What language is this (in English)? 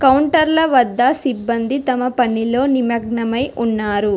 Telugu